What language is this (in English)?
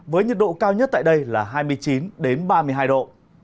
Vietnamese